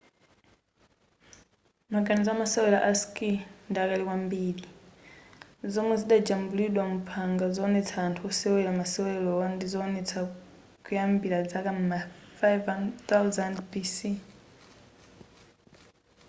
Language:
Nyanja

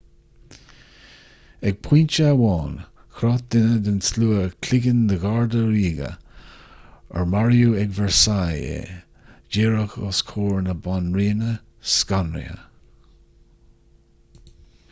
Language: Irish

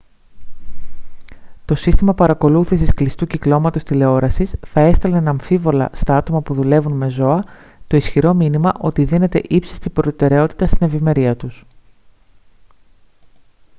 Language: Greek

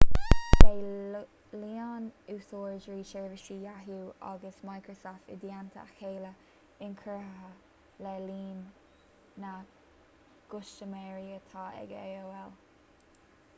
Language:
Irish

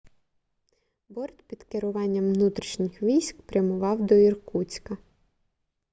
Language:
Ukrainian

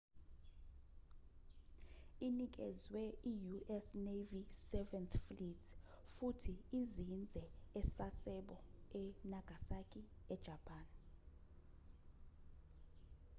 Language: Zulu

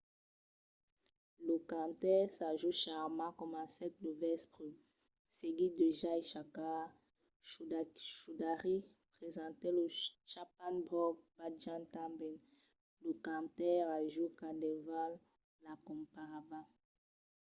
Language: Occitan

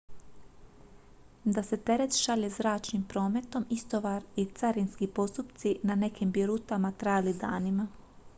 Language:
Croatian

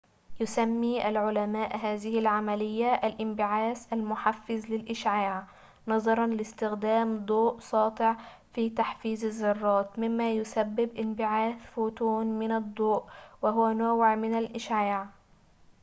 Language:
Arabic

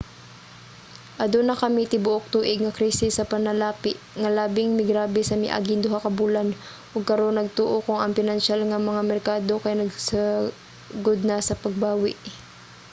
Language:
Cebuano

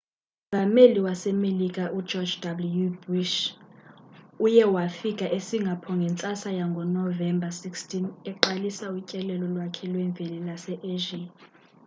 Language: Xhosa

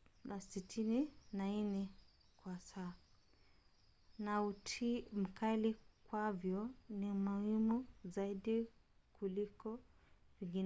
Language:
Swahili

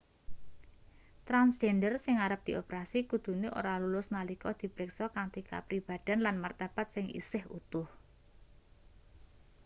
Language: Javanese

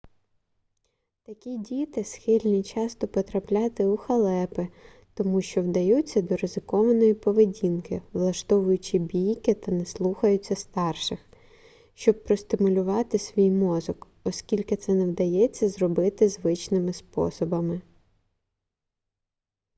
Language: Ukrainian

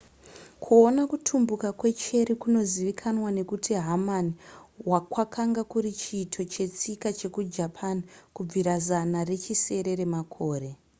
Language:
Shona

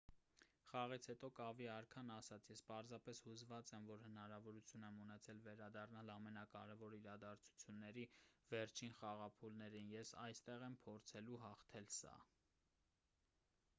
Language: Armenian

